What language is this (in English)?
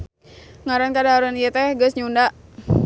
Sundanese